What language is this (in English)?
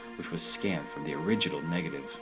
English